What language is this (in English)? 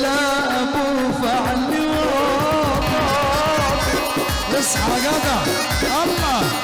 Arabic